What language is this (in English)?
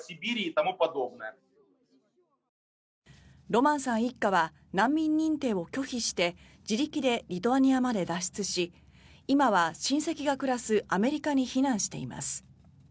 Japanese